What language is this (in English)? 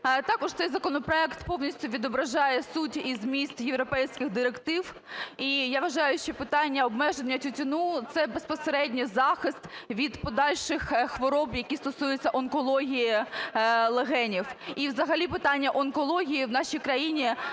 Ukrainian